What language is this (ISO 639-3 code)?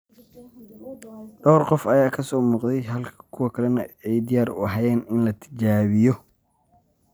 som